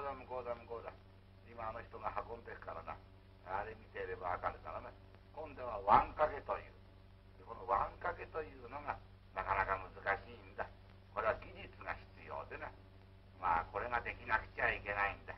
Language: Japanese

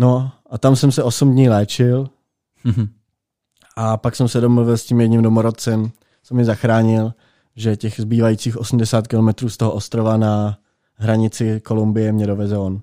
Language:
Czech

